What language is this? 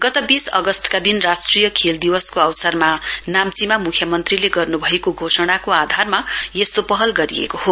Nepali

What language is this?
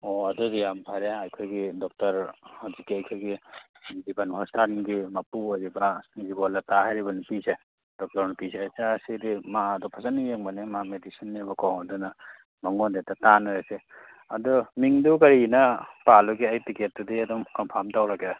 Manipuri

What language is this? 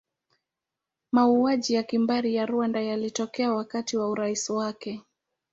Swahili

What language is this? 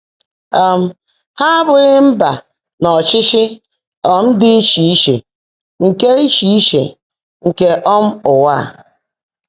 Igbo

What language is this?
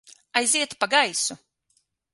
Latvian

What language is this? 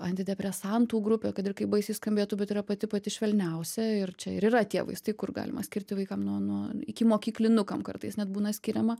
Lithuanian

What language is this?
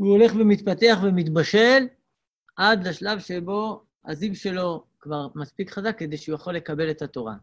Hebrew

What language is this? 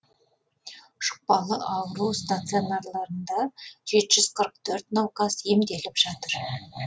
Kazakh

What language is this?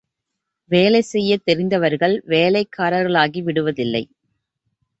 Tamil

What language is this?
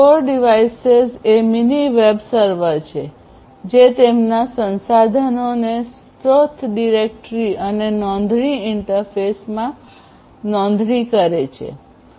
Gujarati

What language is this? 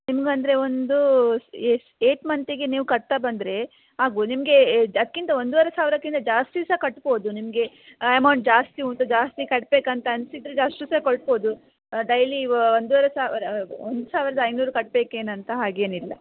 Kannada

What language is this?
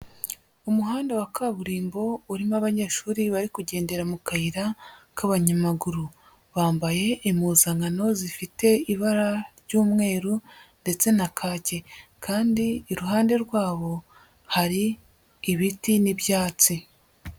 Kinyarwanda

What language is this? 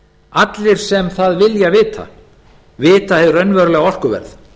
Icelandic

